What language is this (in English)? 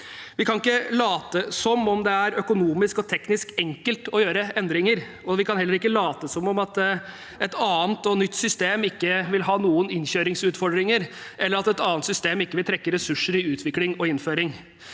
Norwegian